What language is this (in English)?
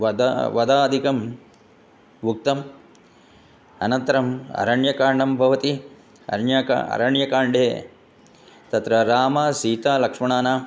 Sanskrit